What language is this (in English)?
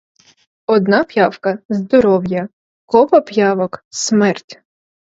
Ukrainian